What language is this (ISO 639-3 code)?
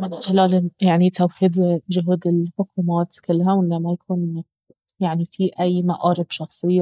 abv